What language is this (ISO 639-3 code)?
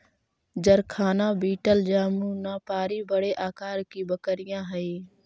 mag